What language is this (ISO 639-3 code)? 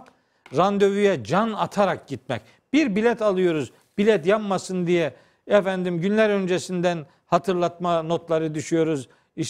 tur